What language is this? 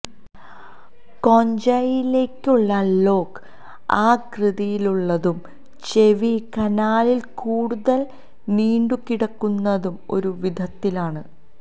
Malayalam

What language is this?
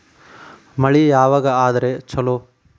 Kannada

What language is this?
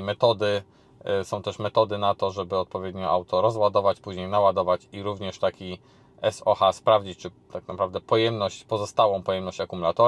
Polish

